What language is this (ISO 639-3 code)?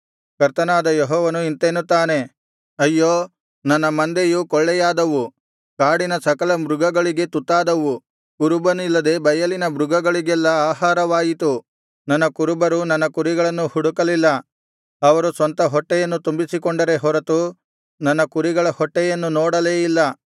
kan